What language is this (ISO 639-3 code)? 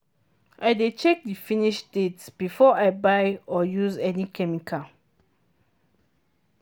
pcm